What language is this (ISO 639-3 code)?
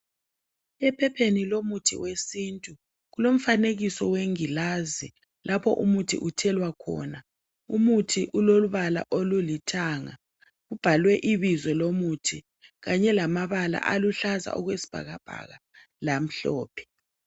nde